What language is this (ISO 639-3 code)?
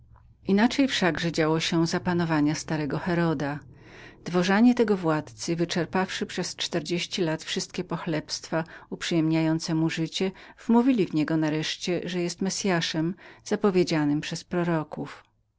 pol